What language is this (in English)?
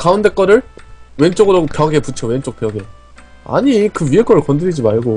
Korean